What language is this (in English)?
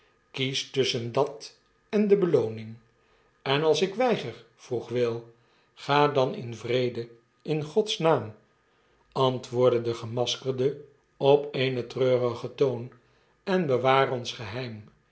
Dutch